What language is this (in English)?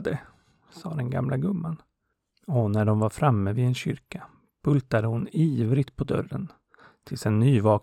Swedish